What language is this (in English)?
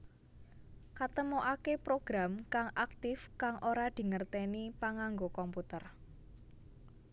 Javanese